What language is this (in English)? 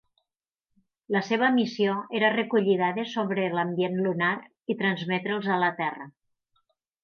Catalan